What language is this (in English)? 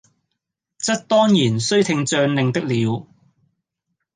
Cantonese